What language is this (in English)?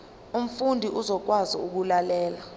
Zulu